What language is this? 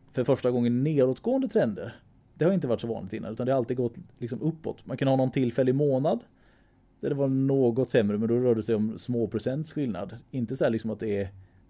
Swedish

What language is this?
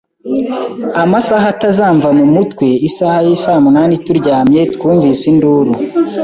Kinyarwanda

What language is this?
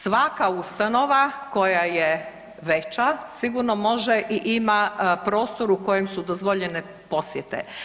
Croatian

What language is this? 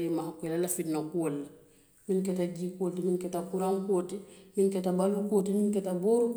Western Maninkakan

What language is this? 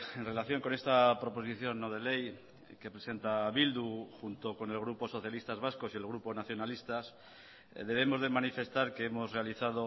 Spanish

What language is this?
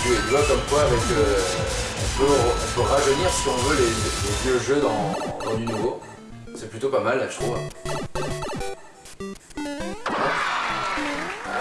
French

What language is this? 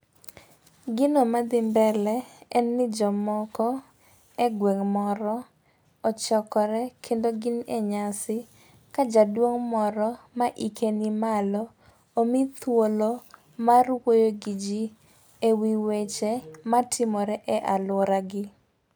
Luo (Kenya and Tanzania)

